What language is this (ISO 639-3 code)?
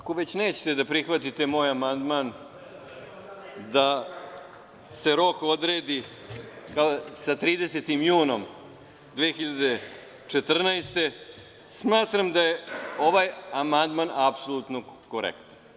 srp